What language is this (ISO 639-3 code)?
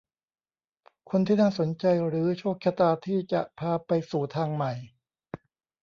tha